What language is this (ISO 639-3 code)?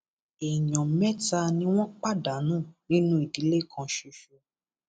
yor